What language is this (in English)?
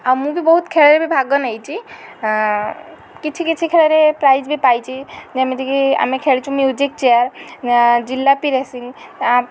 Odia